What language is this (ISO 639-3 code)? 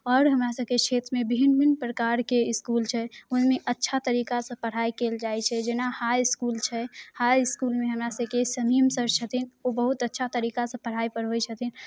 mai